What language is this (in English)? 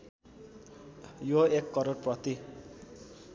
Nepali